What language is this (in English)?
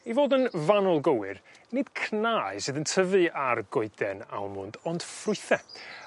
Welsh